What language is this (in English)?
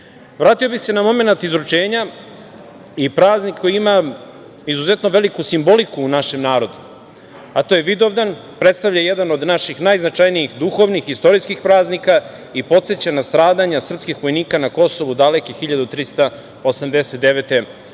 Serbian